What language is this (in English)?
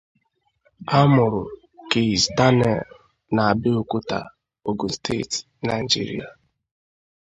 Igbo